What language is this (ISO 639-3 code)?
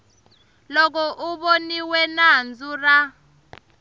tso